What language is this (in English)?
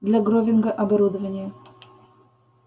Russian